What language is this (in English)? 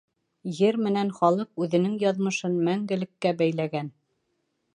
Bashkir